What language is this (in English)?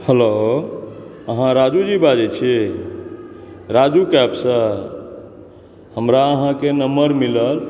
Maithili